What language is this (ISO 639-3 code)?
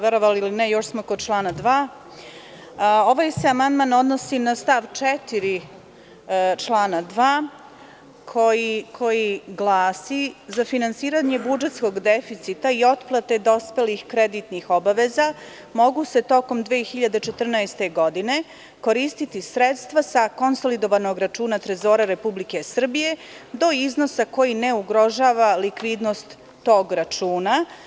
srp